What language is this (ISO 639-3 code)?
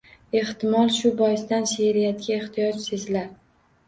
uzb